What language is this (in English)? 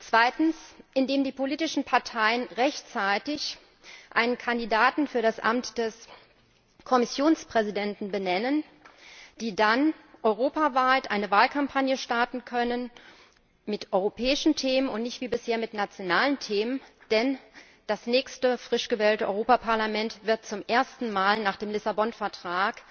German